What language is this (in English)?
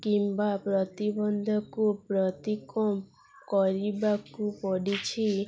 Odia